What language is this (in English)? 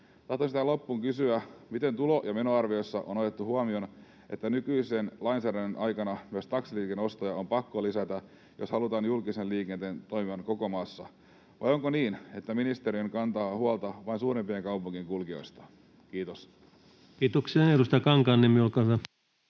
Finnish